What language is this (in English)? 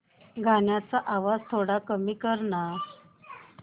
Marathi